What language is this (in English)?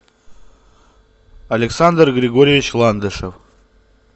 Russian